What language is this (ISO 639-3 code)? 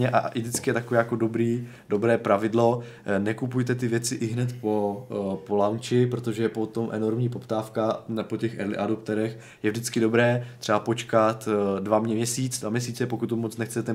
ces